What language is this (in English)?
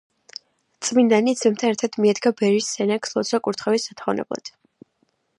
Georgian